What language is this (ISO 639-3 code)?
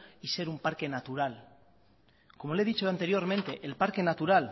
spa